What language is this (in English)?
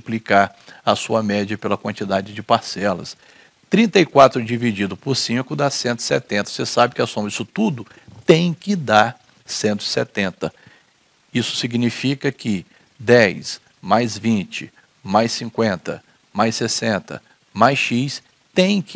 Portuguese